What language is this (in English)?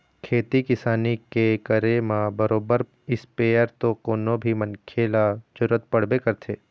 Chhattisgarhi